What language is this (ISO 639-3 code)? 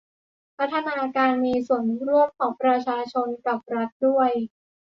tha